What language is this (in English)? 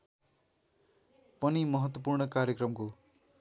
Nepali